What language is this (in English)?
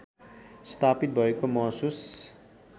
Nepali